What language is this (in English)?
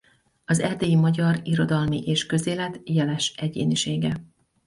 Hungarian